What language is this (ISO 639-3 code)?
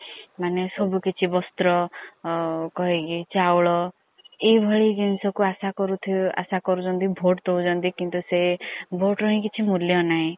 ori